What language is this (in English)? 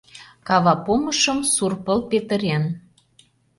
Mari